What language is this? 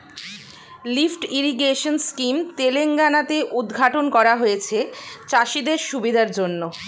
Bangla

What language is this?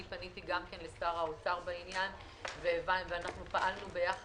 Hebrew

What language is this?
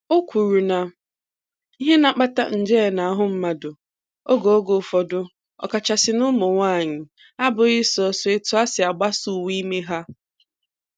Igbo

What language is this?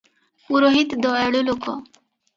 Odia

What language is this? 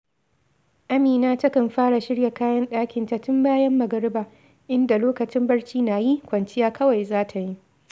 Hausa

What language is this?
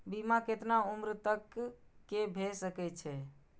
Maithili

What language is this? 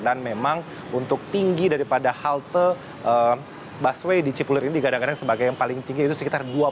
Indonesian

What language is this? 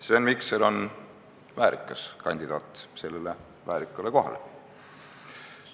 Estonian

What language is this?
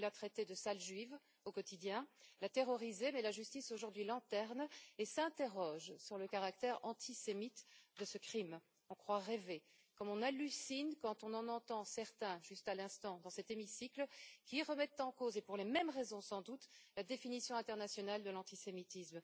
French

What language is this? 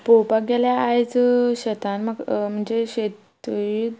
Konkani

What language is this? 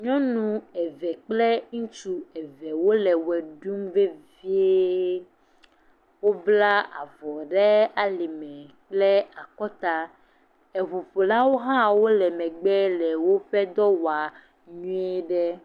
Ewe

